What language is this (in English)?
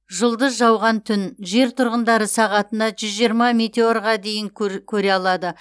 Kazakh